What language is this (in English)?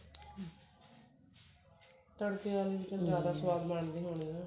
Punjabi